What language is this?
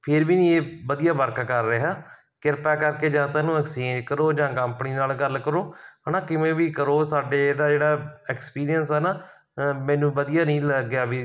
Punjabi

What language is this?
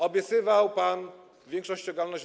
Polish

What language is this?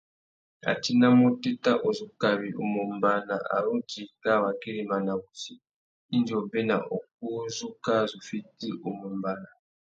Tuki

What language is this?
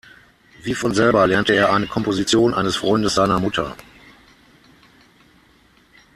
German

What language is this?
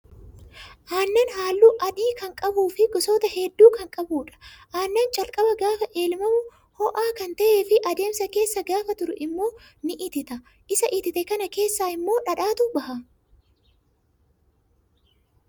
Oromo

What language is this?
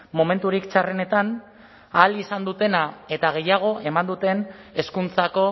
Basque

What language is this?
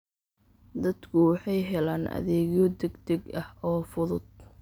Somali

